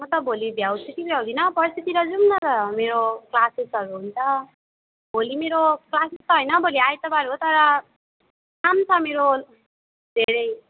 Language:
Nepali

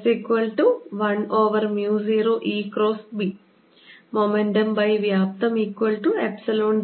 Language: Malayalam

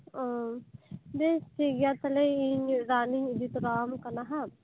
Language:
Santali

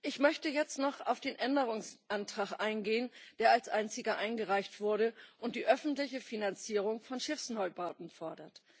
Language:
German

